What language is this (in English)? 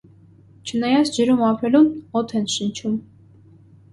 Armenian